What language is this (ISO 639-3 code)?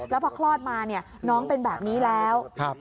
tha